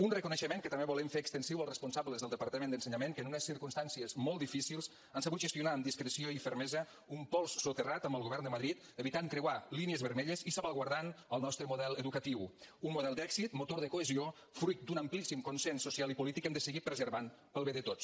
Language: Catalan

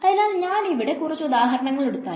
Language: Malayalam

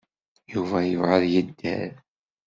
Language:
Kabyle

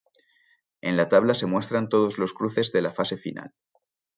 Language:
Spanish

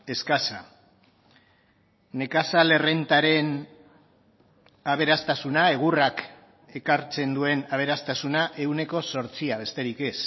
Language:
Basque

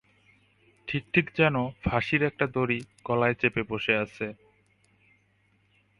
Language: Bangla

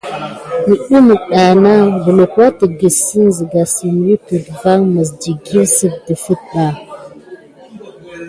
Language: Gidar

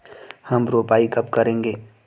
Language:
Hindi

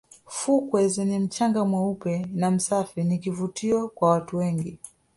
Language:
Swahili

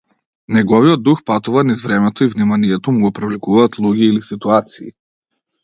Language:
Macedonian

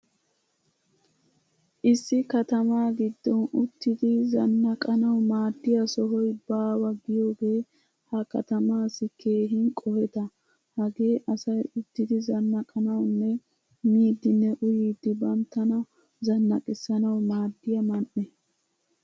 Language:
Wolaytta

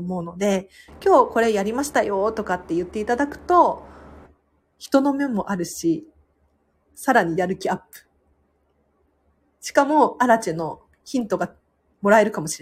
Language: Japanese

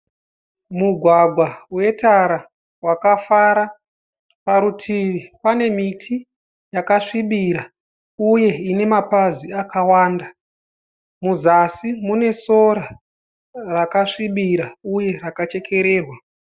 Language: Shona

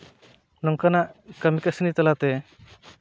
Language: Santali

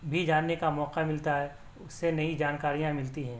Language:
Urdu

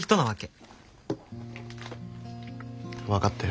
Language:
Japanese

